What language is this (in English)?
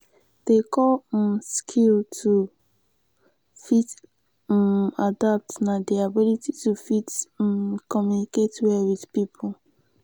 Nigerian Pidgin